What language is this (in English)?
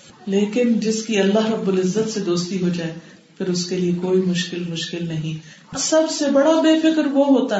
Urdu